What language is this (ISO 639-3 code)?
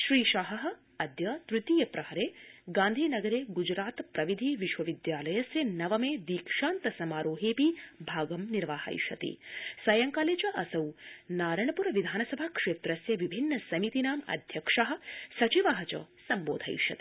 san